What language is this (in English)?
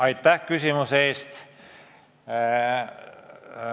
Estonian